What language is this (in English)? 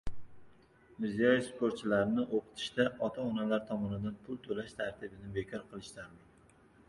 Uzbek